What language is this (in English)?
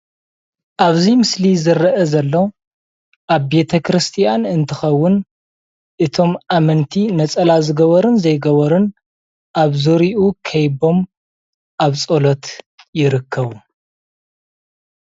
Tigrinya